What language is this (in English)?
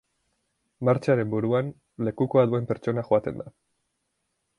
Basque